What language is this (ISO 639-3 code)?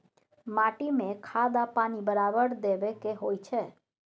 mai